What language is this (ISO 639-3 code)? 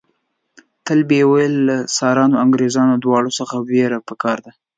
pus